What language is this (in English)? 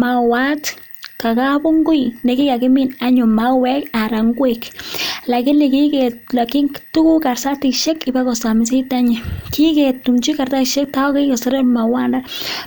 Kalenjin